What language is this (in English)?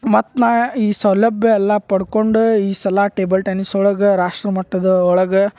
Kannada